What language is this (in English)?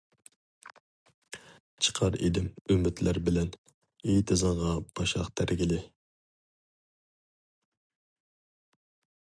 Uyghur